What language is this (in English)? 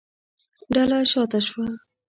Pashto